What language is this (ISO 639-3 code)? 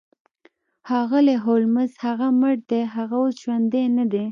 pus